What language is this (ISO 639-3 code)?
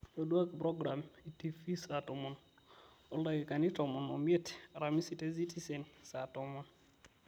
mas